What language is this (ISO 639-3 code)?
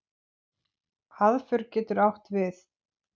isl